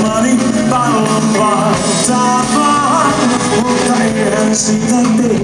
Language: Greek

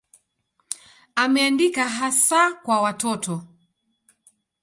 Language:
Swahili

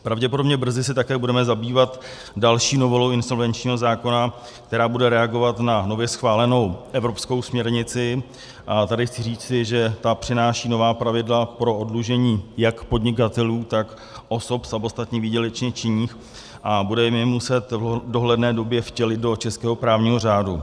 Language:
Czech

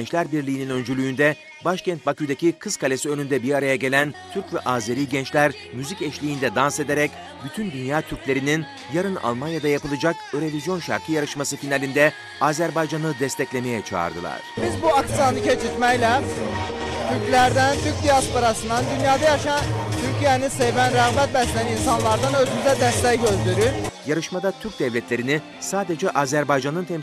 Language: Turkish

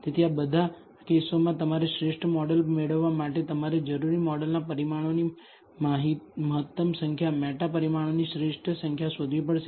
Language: Gujarati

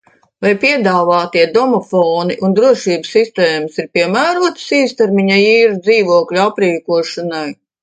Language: Latvian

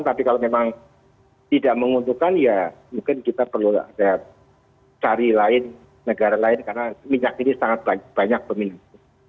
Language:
Indonesian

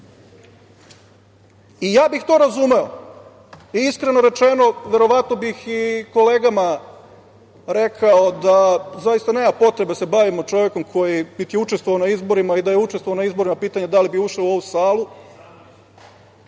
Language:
Serbian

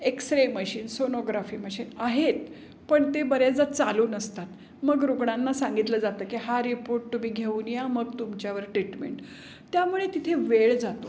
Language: Marathi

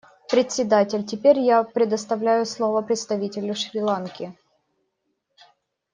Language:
Russian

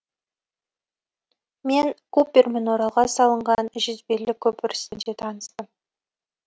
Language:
Kazakh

